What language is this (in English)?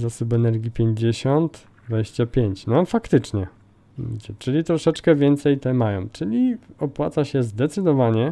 Polish